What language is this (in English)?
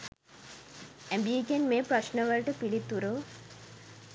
Sinhala